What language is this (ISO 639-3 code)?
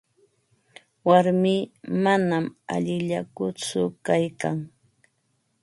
qva